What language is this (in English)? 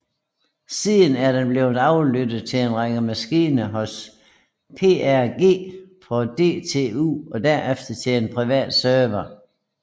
Danish